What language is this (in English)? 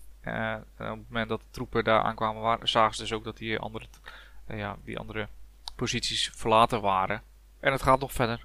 Dutch